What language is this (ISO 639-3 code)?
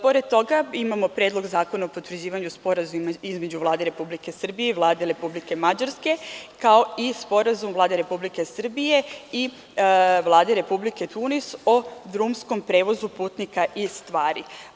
srp